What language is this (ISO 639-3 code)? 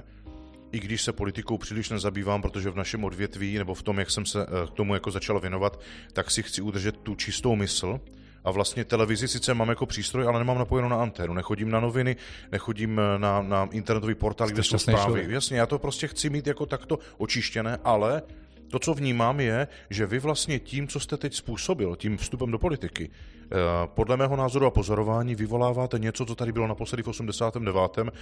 ces